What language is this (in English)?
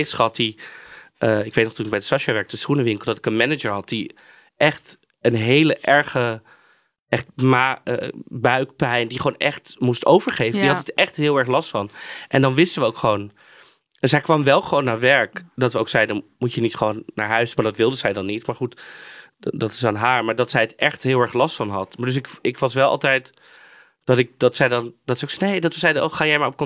Dutch